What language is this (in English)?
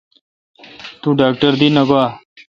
Kalkoti